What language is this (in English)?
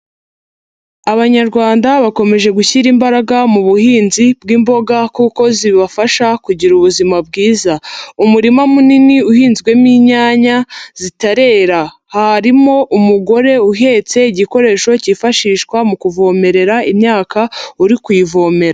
Kinyarwanda